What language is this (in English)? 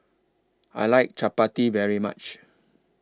English